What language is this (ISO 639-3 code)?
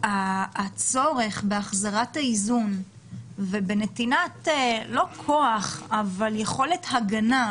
heb